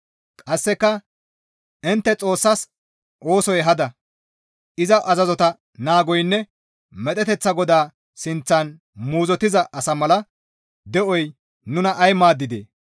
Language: Gamo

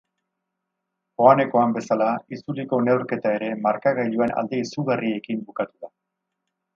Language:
Basque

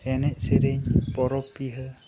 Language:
Santali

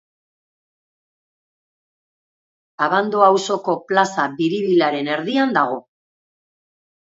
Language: Basque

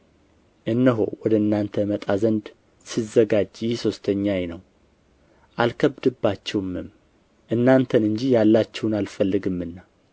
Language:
Amharic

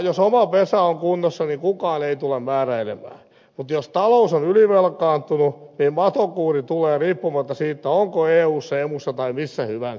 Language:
Finnish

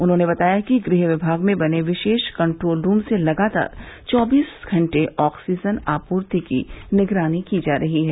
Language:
Hindi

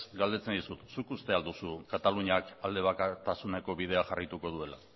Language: Basque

